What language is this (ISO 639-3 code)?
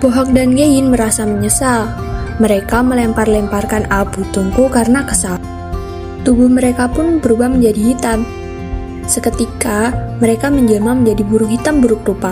ind